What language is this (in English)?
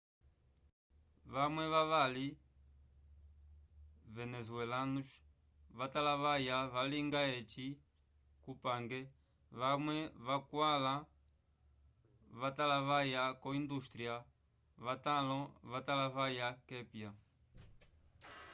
Umbundu